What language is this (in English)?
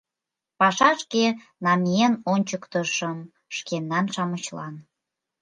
Mari